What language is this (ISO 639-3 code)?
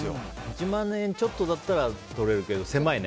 jpn